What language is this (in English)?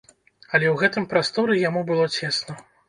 Belarusian